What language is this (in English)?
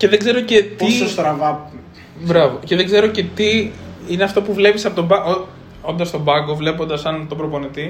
Greek